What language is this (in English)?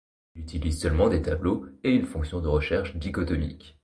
French